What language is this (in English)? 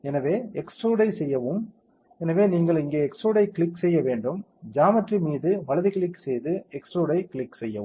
Tamil